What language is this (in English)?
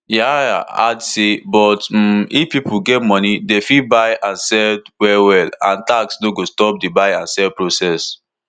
Nigerian Pidgin